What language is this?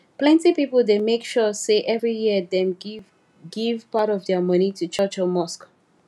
Nigerian Pidgin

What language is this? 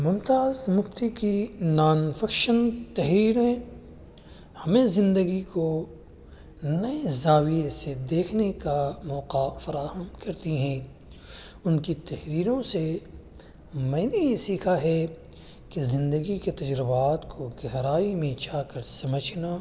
Urdu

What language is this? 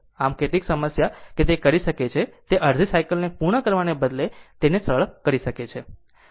Gujarati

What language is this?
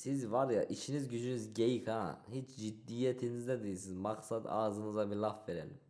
Turkish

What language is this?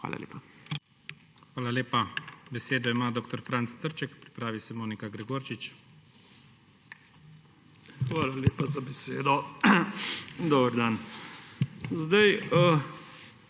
Slovenian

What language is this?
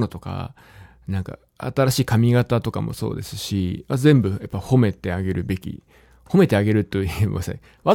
Japanese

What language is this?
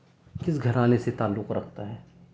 Urdu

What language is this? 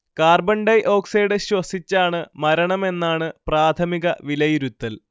Malayalam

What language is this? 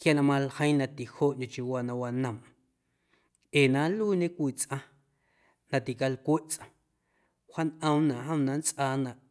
Guerrero Amuzgo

